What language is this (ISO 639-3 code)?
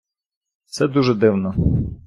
ukr